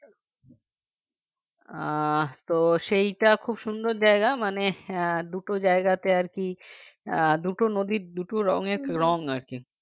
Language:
Bangla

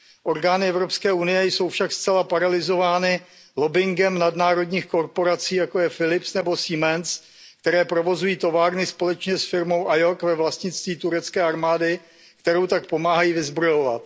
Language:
Czech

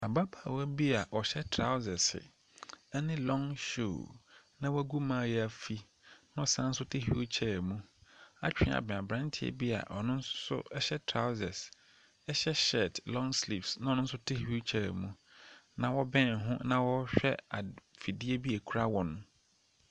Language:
Akan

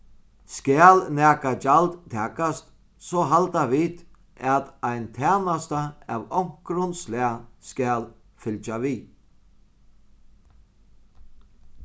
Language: Faroese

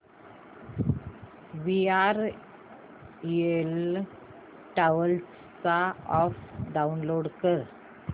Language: Marathi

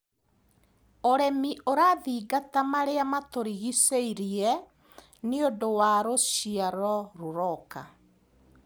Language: Kikuyu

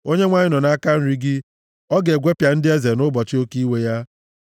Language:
Igbo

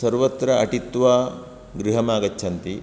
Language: Sanskrit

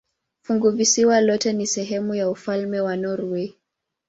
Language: Swahili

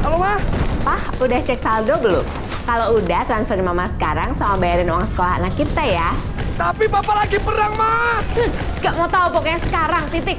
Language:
Indonesian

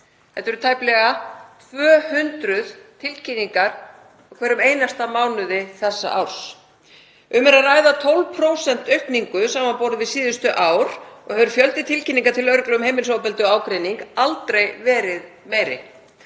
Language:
Icelandic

